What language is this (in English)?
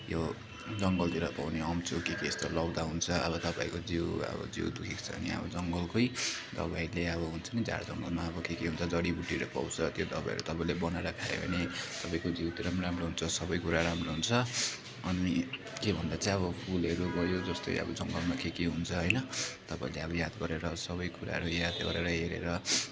Nepali